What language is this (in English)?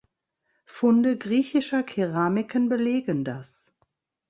German